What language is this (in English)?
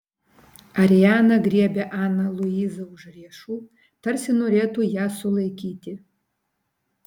Lithuanian